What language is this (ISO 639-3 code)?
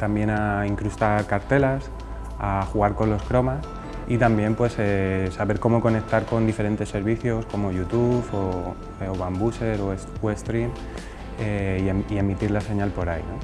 spa